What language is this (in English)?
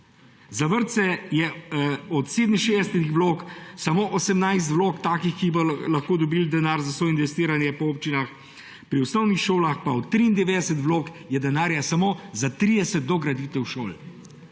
Slovenian